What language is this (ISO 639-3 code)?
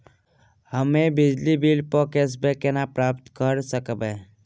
mai